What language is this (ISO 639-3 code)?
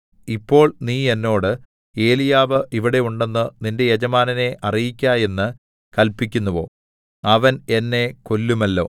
mal